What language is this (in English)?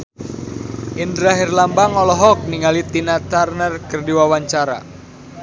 Sundanese